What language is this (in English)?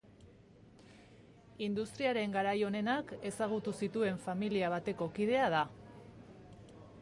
Basque